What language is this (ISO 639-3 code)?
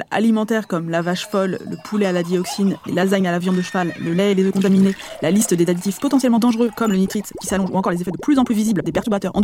fra